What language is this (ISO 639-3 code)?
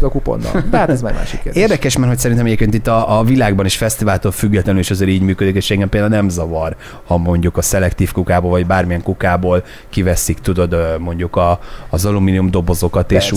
hun